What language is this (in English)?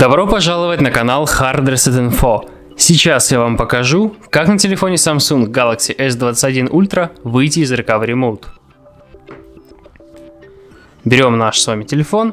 Russian